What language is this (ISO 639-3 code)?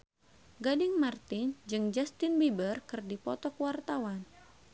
sun